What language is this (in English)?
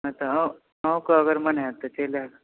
Maithili